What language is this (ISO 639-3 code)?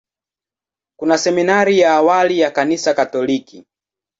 swa